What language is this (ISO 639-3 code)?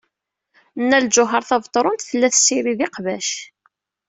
kab